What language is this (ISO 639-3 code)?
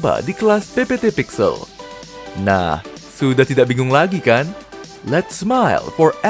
ind